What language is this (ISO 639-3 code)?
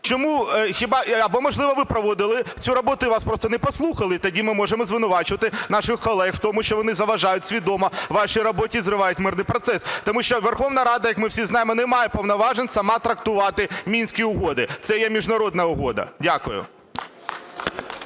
ukr